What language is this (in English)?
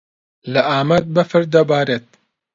Central Kurdish